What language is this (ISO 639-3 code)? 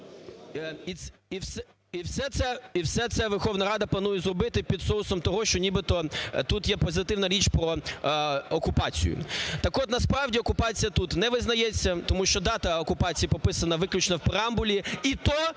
ukr